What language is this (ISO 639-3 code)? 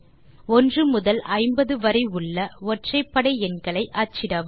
tam